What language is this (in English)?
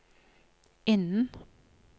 Norwegian